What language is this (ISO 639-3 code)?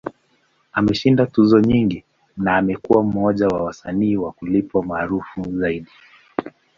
swa